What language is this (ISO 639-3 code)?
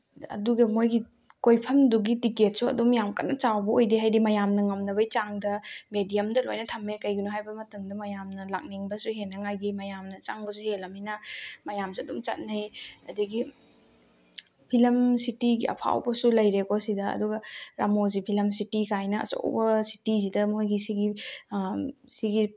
mni